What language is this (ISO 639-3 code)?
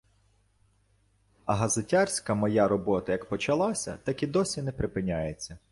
ukr